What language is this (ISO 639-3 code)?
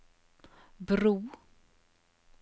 nor